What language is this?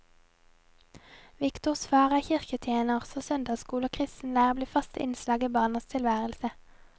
Norwegian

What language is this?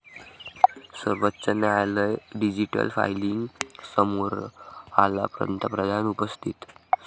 Marathi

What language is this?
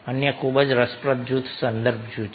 Gujarati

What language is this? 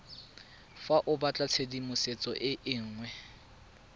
Tswana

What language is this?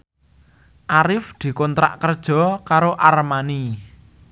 Javanese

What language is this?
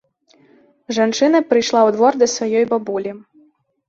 Belarusian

